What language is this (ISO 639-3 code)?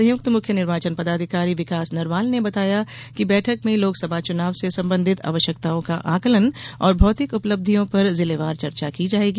hin